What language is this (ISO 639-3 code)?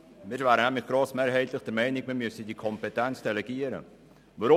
gsw